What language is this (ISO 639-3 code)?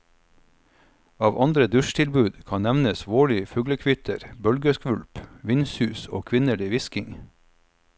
nor